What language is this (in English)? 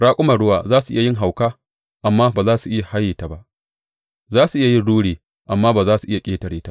Hausa